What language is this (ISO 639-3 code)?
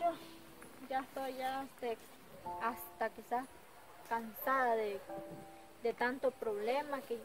spa